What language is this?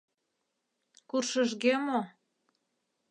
Mari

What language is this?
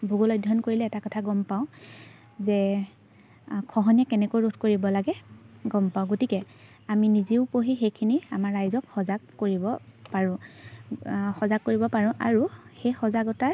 Assamese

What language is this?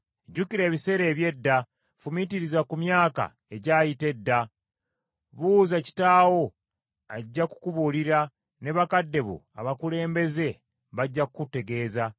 Ganda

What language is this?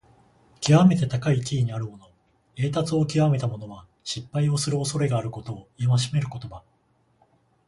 Japanese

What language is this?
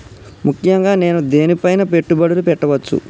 Telugu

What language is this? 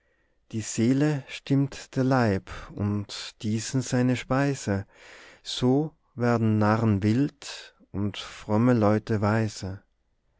German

